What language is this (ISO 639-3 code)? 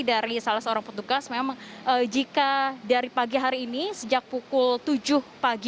ind